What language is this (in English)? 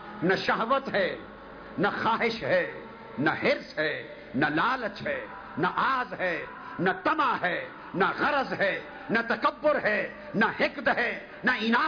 Urdu